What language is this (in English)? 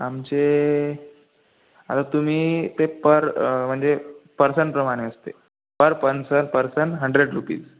Marathi